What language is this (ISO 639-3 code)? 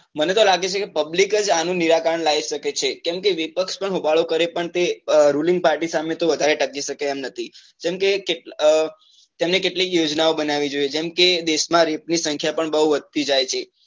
guj